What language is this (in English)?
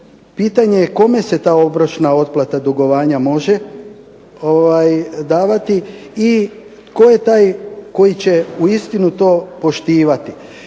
Croatian